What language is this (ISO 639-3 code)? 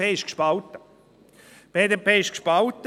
gsw